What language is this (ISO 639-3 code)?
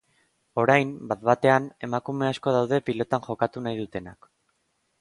eus